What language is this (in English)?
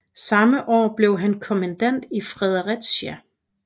Danish